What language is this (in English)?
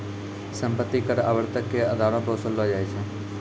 Maithili